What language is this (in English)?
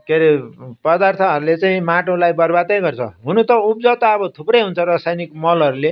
Nepali